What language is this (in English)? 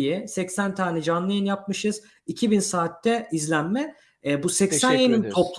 Turkish